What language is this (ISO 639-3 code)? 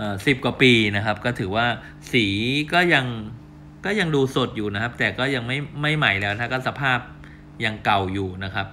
tha